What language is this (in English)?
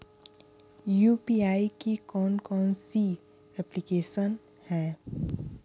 Hindi